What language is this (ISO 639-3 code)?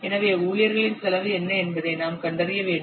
tam